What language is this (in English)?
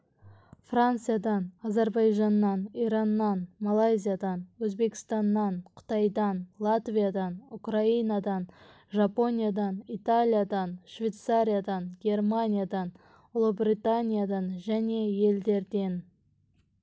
Kazakh